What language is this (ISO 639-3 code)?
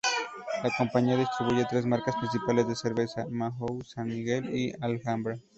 spa